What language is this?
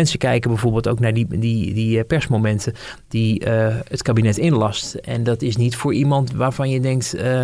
Dutch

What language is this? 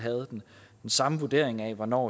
Danish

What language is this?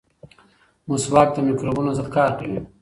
Pashto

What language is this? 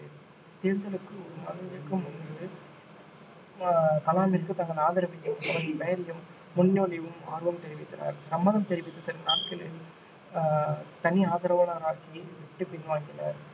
Tamil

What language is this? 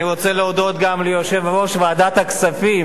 Hebrew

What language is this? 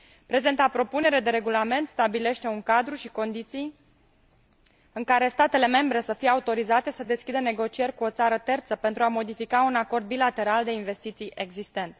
Romanian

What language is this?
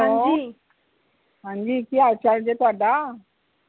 Punjabi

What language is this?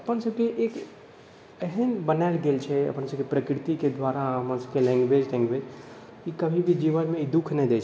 Maithili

